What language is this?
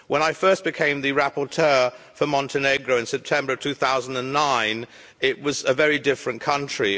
English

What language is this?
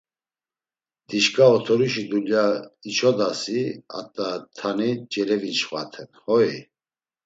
Laz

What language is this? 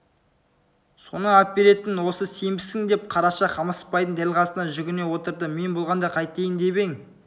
Kazakh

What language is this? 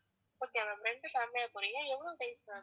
Tamil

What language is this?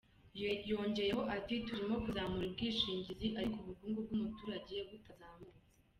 Kinyarwanda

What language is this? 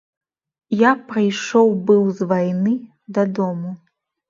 Belarusian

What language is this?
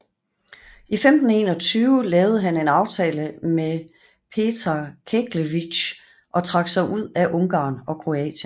Danish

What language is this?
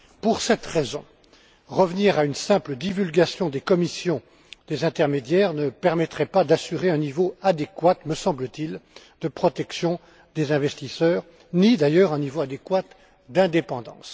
French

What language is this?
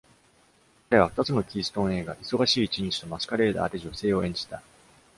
Japanese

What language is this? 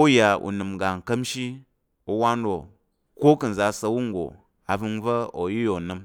Tarok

